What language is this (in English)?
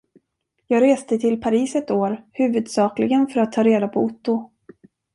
Swedish